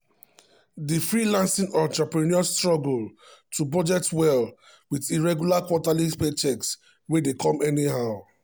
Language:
Nigerian Pidgin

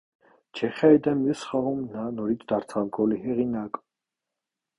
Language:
Armenian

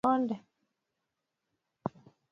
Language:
Swahili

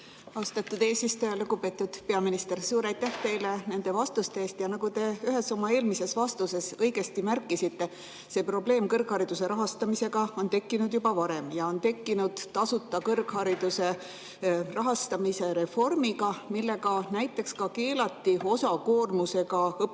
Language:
Estonian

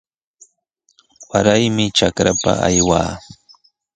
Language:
Sihuas Ancash Quechua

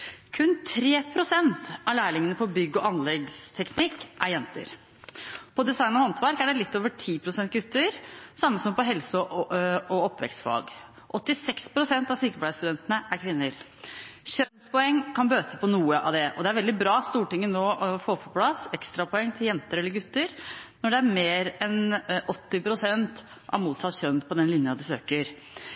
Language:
Norwegian Bokmål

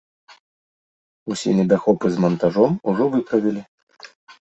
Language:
Belarusian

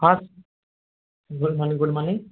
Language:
Odia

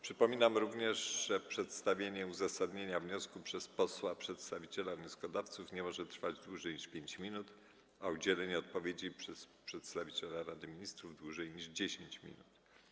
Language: Polish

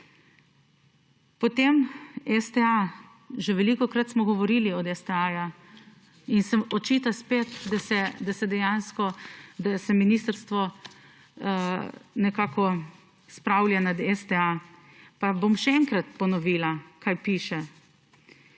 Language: Slovenian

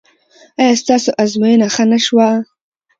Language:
Pashto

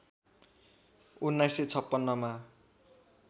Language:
Nepali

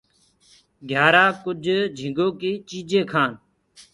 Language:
Gurgula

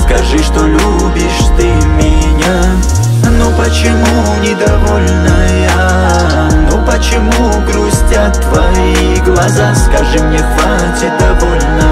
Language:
Russian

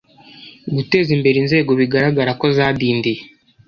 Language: Kinyarwanda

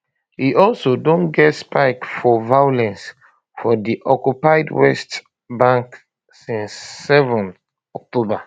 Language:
Nigerian Pidgin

